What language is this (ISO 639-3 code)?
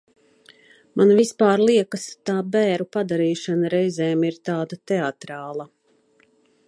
lav